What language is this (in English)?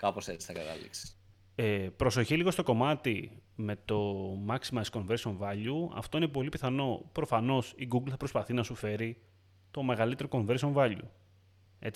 Greek